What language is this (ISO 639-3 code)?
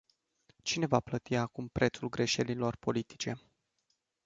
ron